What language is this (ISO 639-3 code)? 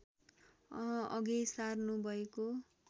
nep